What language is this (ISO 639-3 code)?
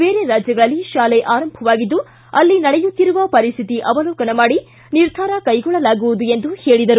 kan